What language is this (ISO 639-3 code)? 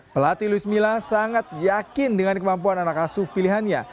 ind